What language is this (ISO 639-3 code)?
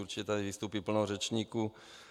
ces